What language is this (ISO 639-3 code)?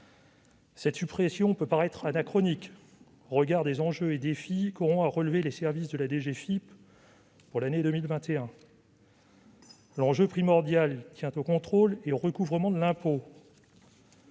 fra